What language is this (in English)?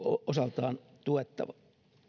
Finnish